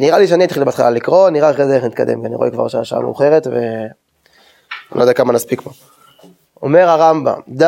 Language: Hebrew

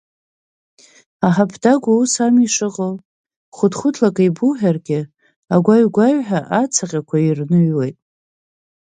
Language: Abkhazian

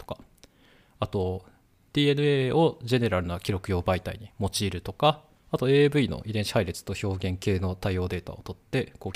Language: Japanese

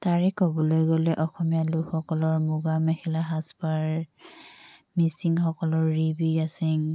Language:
Assamese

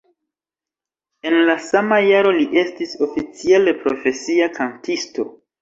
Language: Esperanto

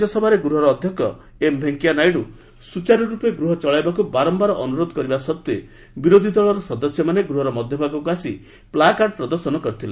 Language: Odia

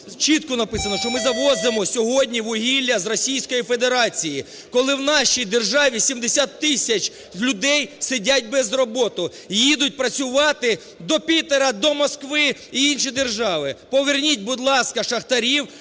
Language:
Ukrainian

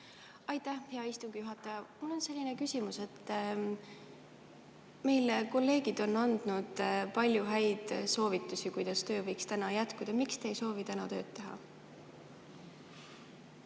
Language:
Estonian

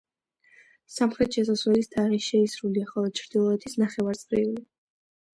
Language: Georgian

